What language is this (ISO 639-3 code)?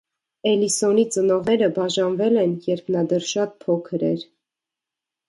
hye